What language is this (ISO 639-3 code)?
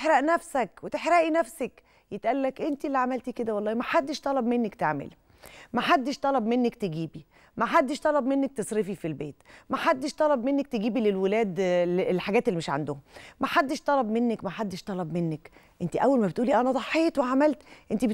ara